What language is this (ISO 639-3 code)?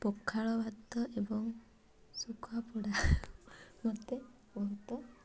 ori